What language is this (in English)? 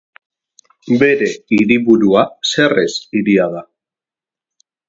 Basque